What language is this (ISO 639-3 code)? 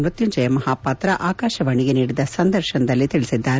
kan